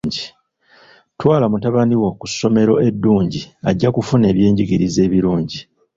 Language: Ganda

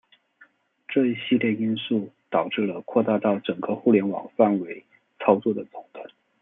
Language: Chinese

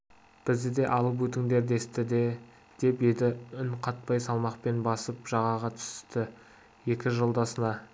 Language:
Kazakh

